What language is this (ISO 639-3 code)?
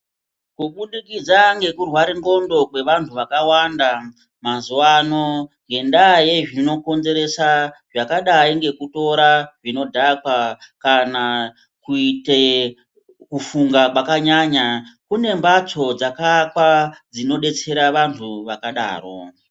ndc